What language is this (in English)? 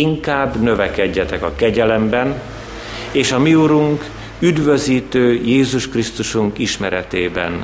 Hungarian